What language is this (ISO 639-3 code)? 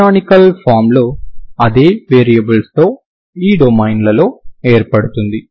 tel